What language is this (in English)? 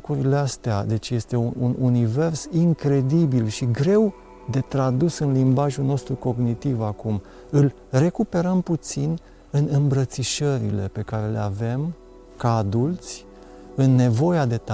Romanian